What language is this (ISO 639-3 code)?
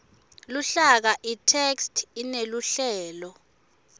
ssw